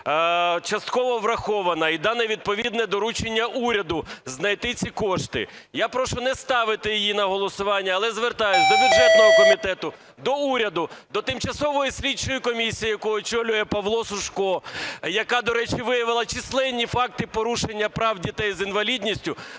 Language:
Ukrainian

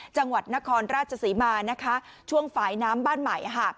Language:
Thai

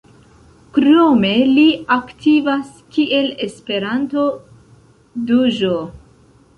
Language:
Esperanto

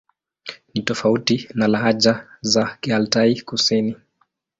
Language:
Swahili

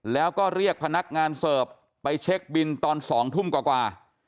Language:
Thai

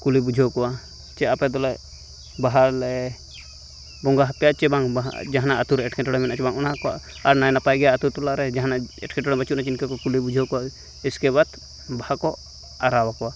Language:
Santali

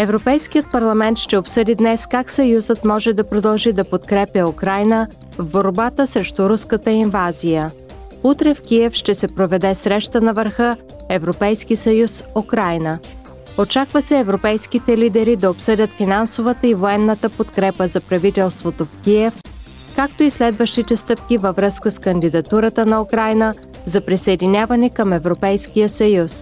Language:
Bulgarian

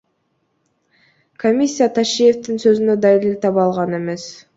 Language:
Kyrgyz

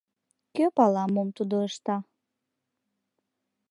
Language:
Mari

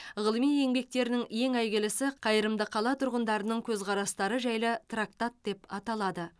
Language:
Kazakh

